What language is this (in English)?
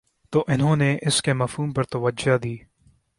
Urdu